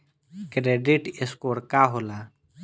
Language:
Bhojpuri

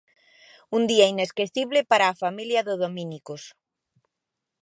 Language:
Galician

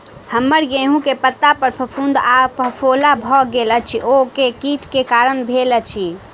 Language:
Maithili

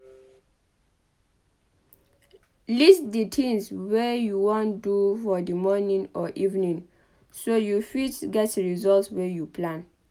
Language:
Nigerian Pidgin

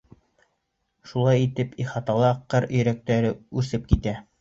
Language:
Bashkir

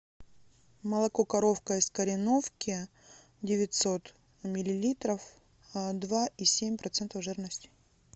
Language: Russian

